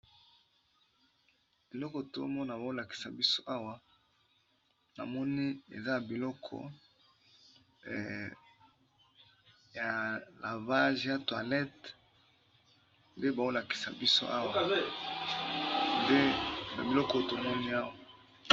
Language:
Lingala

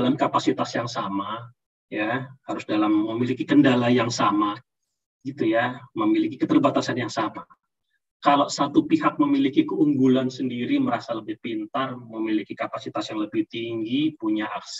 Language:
Indonesian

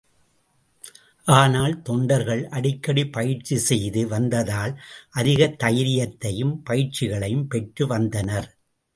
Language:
Tamil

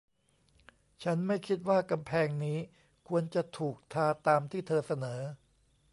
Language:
Thai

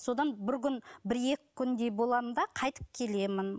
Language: Kazakh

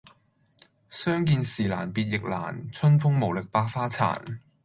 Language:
Cantonese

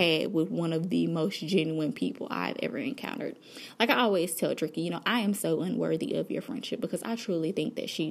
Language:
English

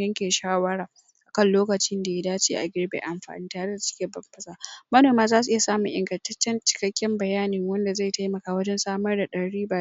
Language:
Hausa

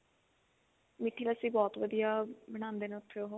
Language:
Punjabi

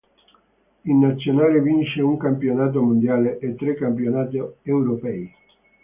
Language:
Italian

